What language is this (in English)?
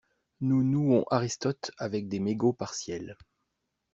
French